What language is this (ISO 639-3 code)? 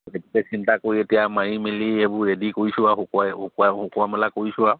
asm